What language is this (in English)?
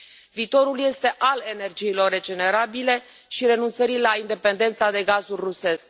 Romanian